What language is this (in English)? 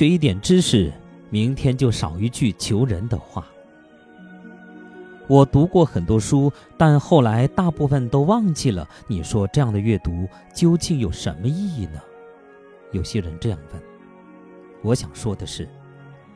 Chinese